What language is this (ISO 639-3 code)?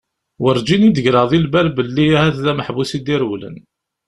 kab